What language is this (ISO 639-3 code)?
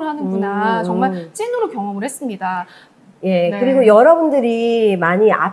kor